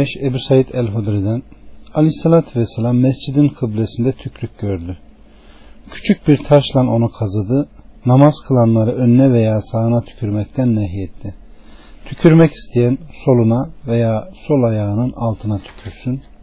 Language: Turkish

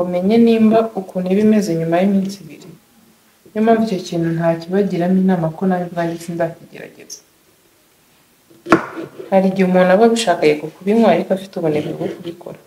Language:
Russian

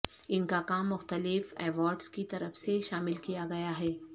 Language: Urdu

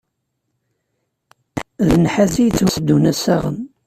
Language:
Kabyle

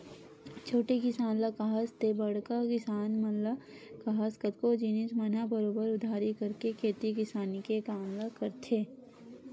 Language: Chhattisgarhi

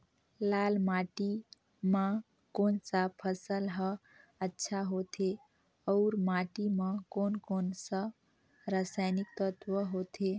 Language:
Chhattisgarhi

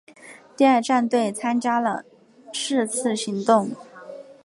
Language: Chinese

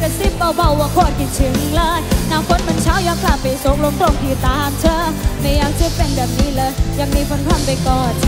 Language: Thai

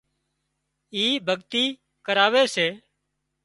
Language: Wadiyara Koli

